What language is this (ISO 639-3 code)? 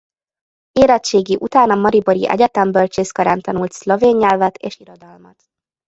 hun